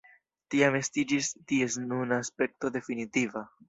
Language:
Esperanto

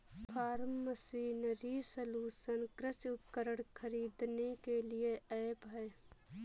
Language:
Hindi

